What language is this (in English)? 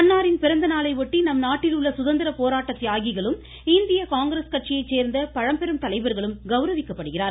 Tamil